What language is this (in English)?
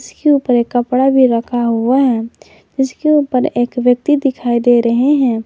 Hindi